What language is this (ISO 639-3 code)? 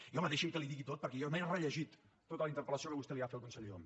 cat